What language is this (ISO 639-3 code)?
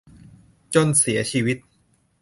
tha